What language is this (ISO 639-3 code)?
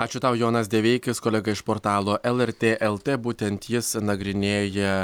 lit